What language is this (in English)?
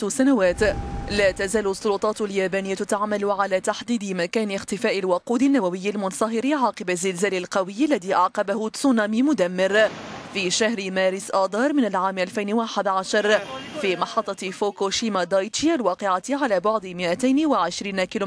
Arabic